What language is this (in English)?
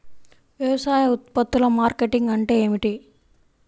Telugu